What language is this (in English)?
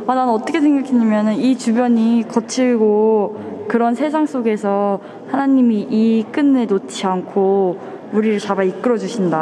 Korean